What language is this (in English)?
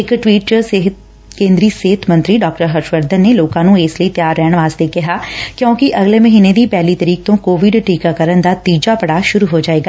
Punjabi